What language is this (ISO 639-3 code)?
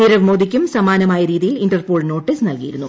mal